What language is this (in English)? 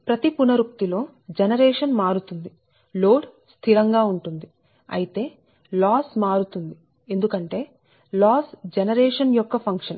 Telugu